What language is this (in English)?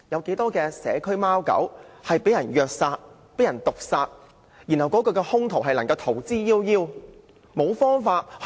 Cantonese